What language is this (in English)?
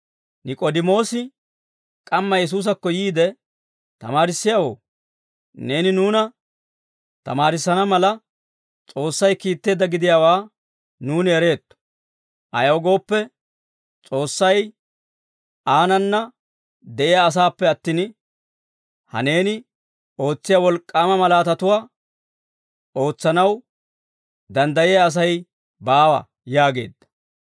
Dawro